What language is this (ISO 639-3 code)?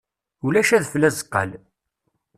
kab